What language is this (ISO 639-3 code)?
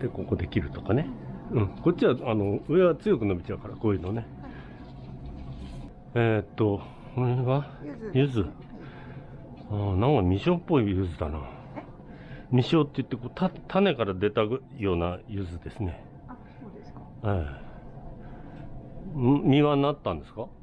jpn